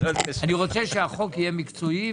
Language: Hebrew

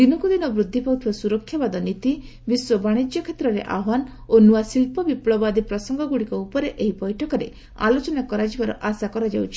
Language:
Odia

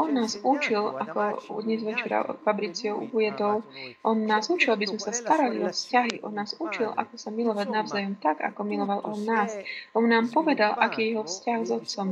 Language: Slovak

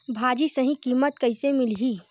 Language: Chhattisgarhi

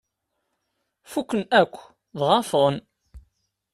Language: Kabyle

